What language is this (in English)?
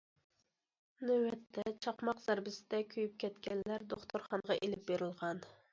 Uyghur